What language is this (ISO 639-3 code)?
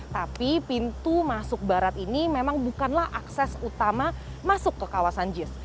ind